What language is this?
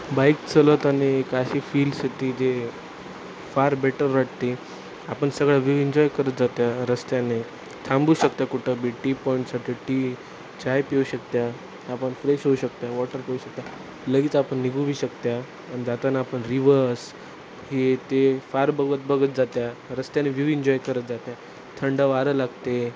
Marathi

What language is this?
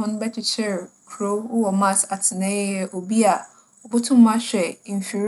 Akan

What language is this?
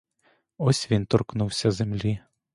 Ukrainian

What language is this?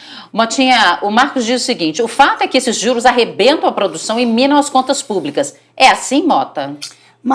Portuguese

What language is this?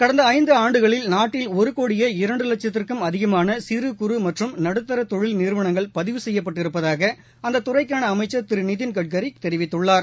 Tamil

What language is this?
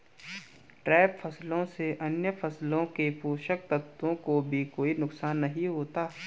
Hindi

